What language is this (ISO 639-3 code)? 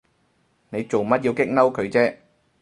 yue